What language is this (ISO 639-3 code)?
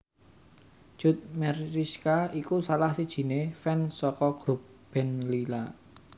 jav